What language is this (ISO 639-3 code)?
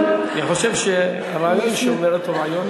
heb